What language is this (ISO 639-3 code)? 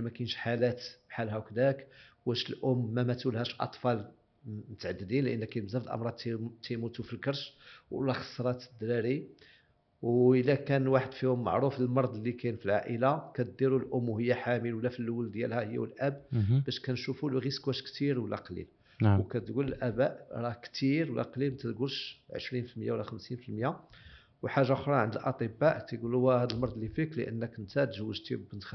ara